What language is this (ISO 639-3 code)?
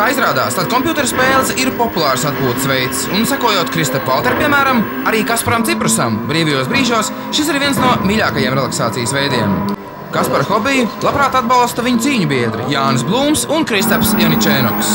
lav